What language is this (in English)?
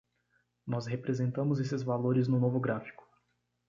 Portuguese